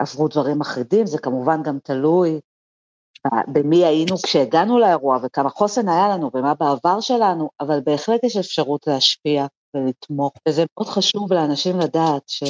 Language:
Hebrew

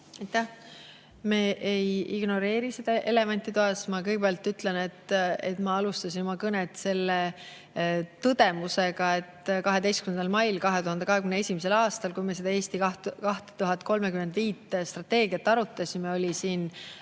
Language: Estonian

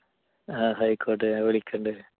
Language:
Malayalam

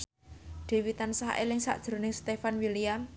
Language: Javanese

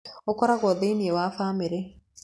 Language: Kikuyu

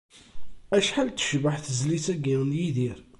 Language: Kabyle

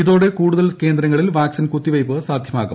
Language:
Malayalam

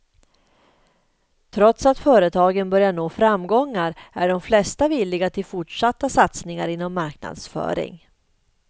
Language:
Swedish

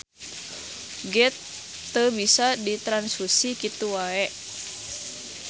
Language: Sundanese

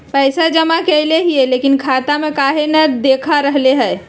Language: Magahi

